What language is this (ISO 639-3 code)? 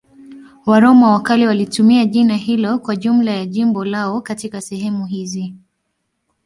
swa